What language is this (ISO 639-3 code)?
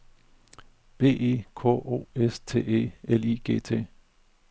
dan